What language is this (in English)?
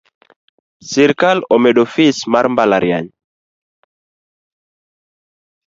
Luo (Kenya and Tanzania)